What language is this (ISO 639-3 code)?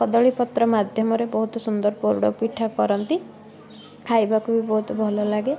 ori